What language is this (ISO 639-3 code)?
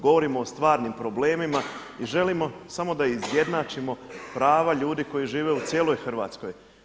hrv